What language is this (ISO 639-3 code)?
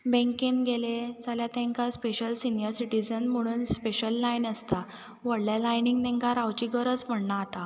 kok